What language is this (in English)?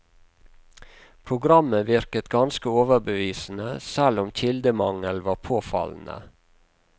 Norwegian